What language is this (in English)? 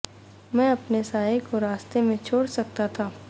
Urdu